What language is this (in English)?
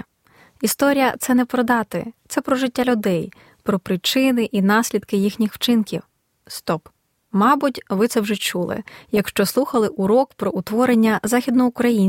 Ukrainian